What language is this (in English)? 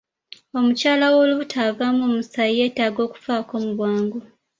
Ganda